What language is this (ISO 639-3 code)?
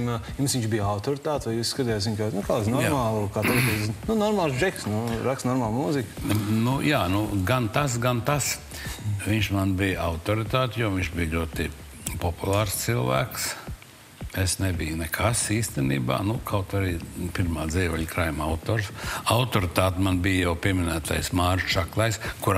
lav